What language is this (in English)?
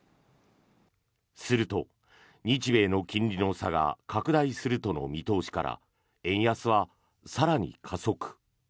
Japanese